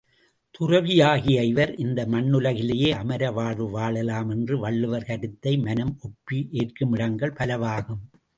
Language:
Tamil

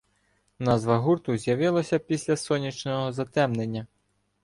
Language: Ukrainian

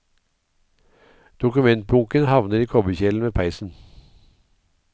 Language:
Norwegian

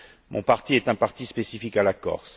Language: French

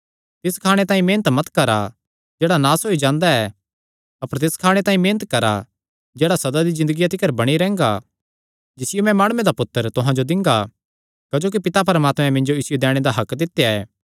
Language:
Kangri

